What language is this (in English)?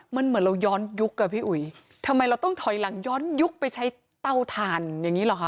Thai